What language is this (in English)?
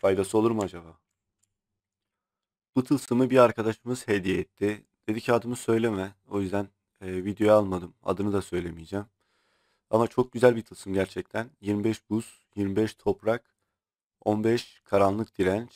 Turkish